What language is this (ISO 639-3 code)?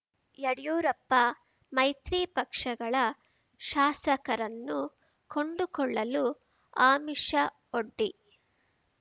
kan